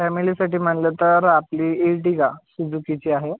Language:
Marathi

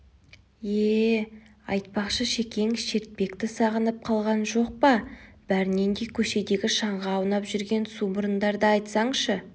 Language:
Kazakh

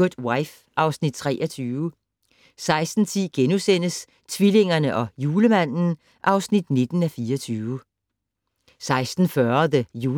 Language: Danish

